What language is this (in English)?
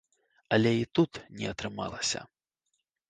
Belarusian